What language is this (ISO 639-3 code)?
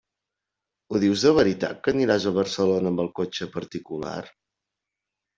cat